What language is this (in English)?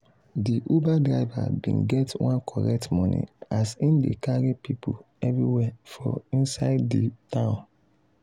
Nigerian Pidgin